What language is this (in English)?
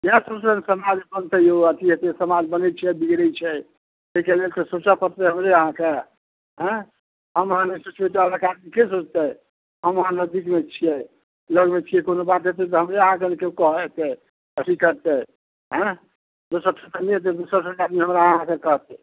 Maithili